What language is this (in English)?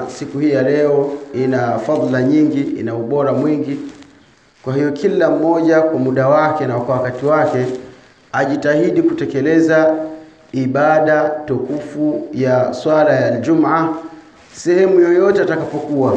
Swahili